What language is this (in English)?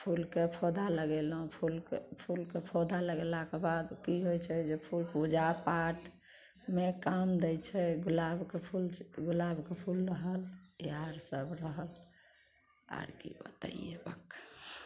Maithili